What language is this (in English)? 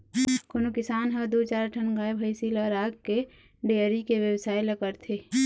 Chhattisgarhi